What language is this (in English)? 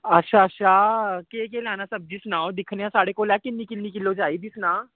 Dogri